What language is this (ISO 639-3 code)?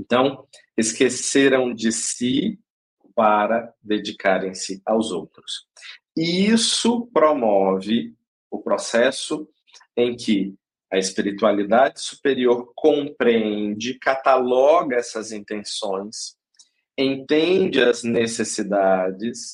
por